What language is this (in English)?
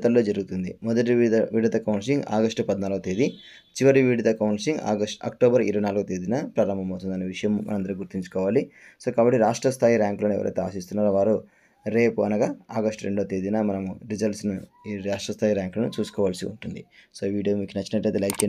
Telugu